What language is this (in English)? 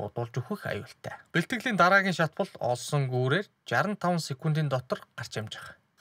Romanian